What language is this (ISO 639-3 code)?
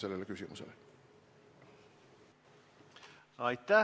est